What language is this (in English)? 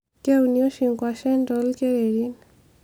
Masai